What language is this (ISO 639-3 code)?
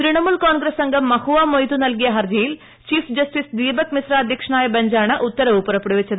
mal